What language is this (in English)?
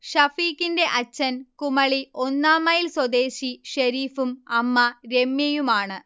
Malayalam